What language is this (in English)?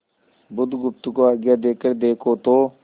Hindi